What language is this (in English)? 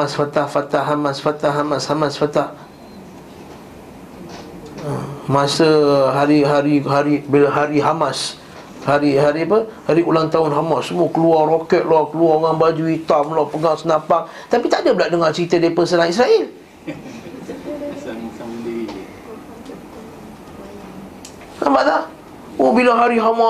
Malay